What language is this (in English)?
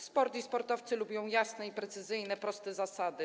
Polish